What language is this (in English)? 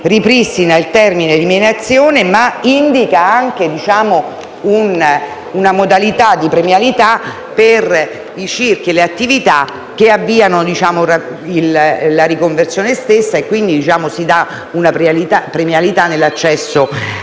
Italian